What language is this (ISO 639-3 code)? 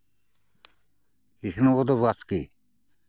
sat